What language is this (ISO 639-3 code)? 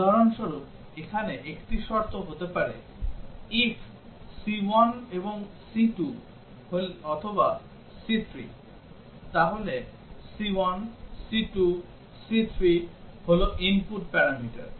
ben